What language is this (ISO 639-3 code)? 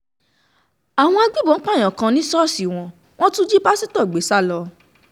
yor